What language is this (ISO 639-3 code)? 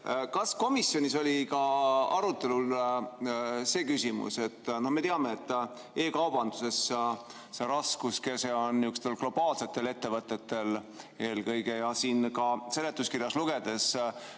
est